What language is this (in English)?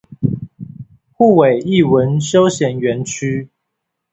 Chinese